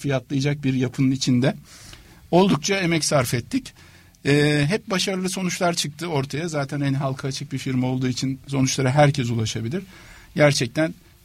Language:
Turkish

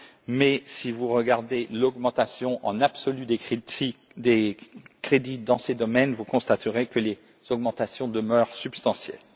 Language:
French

